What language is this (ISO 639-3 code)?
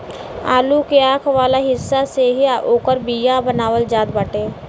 bho